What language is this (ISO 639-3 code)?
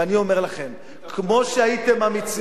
heb